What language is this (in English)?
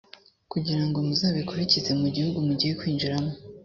Kinyarwanda